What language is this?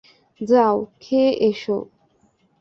Bangla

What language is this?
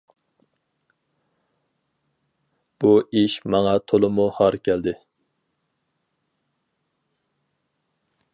Uyghur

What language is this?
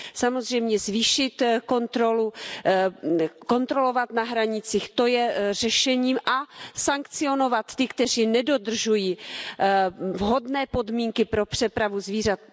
Czech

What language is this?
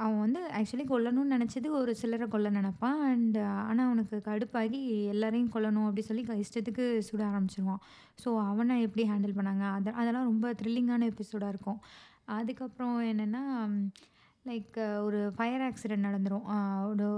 Tamil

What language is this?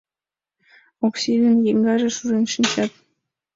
Mari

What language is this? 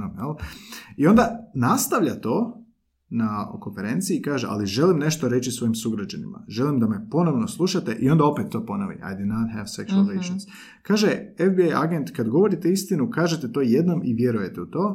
Croatian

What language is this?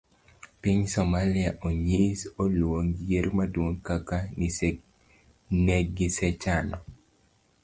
Luo (Kenya and Tanzania)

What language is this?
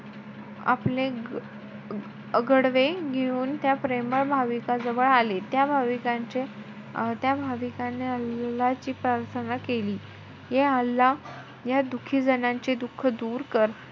Marathi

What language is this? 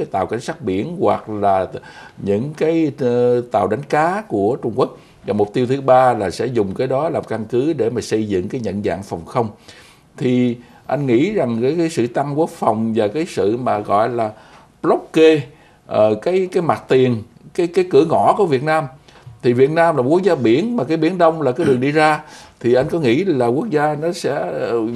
Vietnamese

